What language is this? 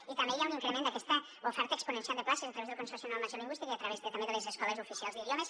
Catalan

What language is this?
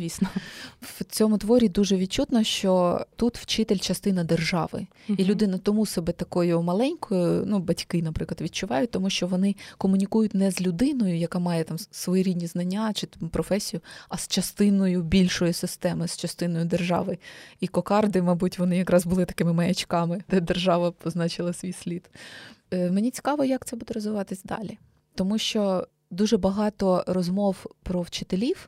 Ukrainian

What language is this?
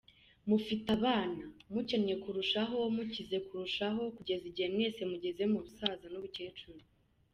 Kinyarwanda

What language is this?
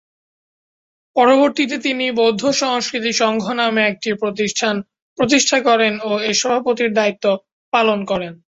Bangla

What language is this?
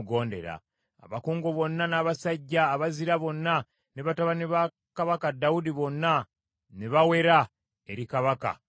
Ganda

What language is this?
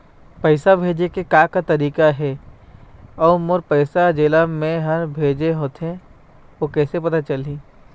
Chhattisgarhi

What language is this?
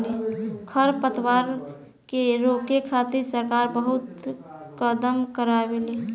Bhojpuri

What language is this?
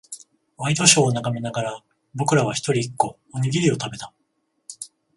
Japanese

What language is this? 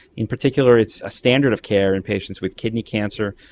English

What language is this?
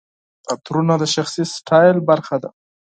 Pashto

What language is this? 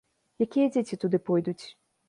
Belarusian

